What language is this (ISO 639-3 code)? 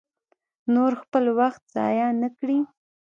pus